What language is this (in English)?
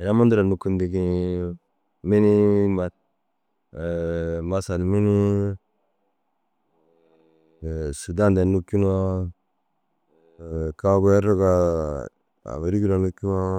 Dazaga